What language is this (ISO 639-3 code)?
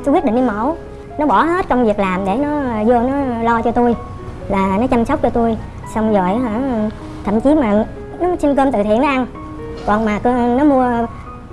vie